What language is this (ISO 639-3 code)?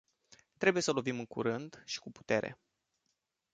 ron